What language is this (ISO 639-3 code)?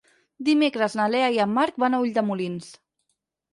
cat